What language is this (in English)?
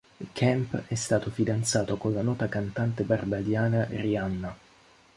Italian